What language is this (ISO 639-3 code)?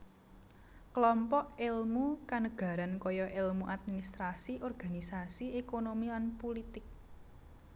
jav